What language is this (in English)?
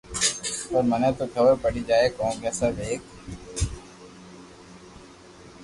Loarki